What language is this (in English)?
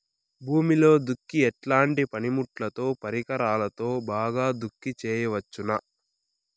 Telugu